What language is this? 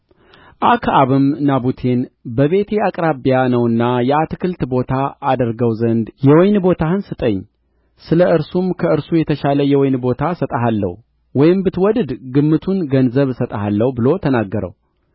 Amharic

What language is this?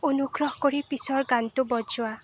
Assamese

